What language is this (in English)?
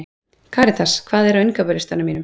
Icelandic